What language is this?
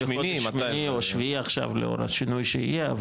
Hebrew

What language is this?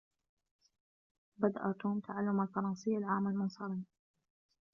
Arabic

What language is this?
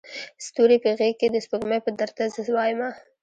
Pashto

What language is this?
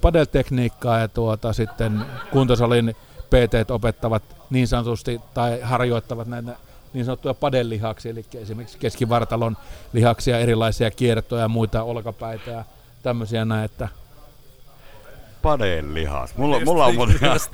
Finnish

